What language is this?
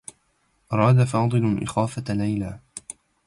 Arabic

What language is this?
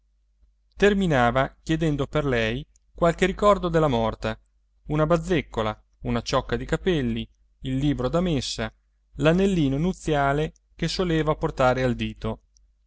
Italian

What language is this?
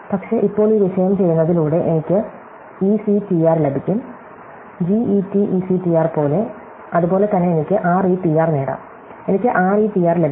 Malayalam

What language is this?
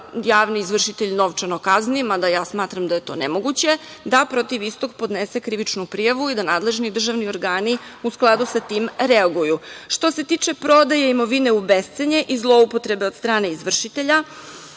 Serbian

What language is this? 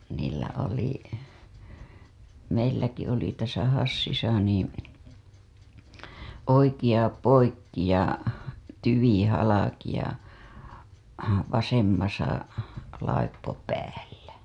Finnish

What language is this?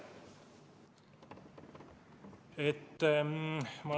Estonian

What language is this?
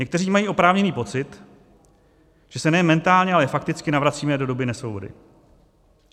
Czech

